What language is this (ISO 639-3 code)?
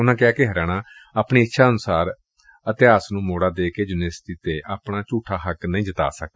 pan